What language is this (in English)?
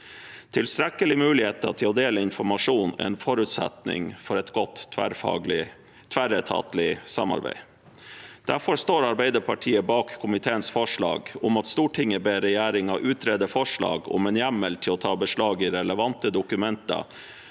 Norwegian